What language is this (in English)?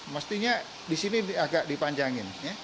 Indonesian